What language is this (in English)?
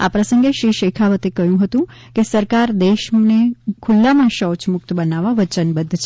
Gujarati